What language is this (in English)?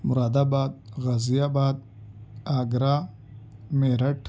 Urdu